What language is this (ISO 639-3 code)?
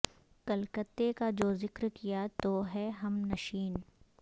urd